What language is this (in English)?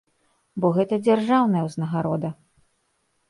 Belarusian